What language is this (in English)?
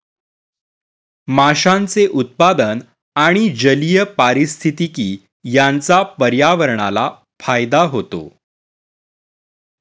Marathi